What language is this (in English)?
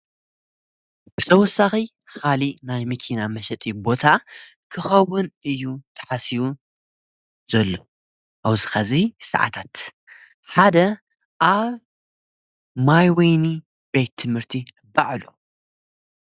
Tigrinya